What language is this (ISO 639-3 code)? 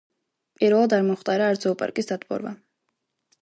kat